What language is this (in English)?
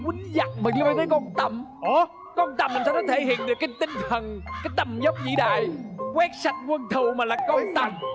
Vietnamese